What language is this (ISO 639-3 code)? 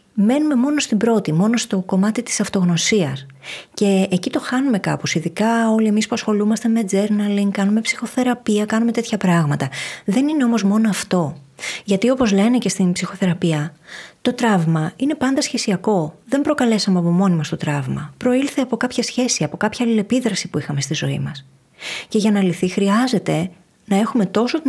ell